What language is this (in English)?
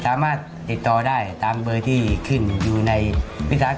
Thai